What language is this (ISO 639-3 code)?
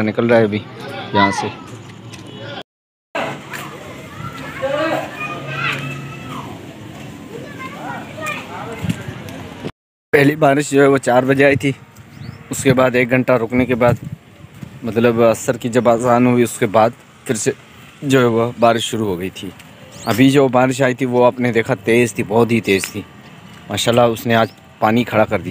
hin